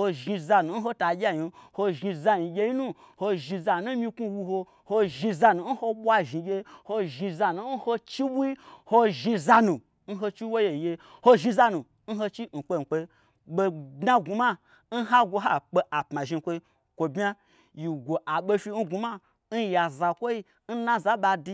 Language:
Gbagyi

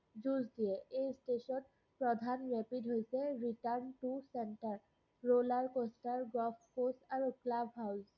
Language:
Assamese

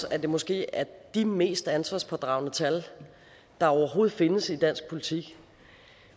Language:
Danish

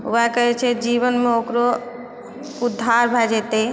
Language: Maithili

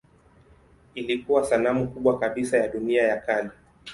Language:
Swahili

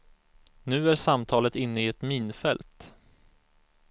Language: Swedish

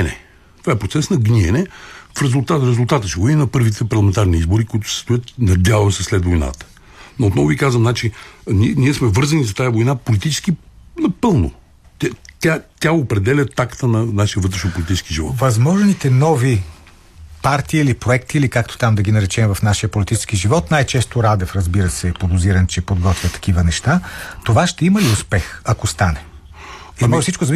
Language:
Bulgarian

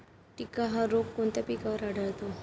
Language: Marathi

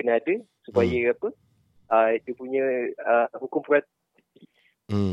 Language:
Malay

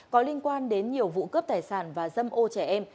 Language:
Vietnamese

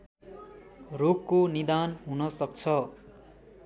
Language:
Nepali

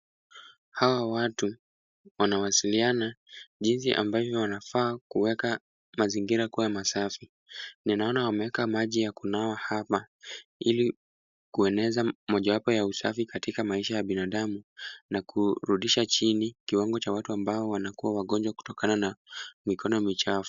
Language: Swahili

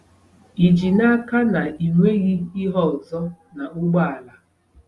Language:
Igbo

